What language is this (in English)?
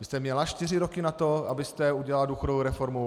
Czech